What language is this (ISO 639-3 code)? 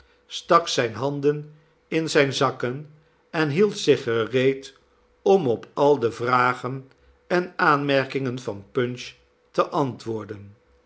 nld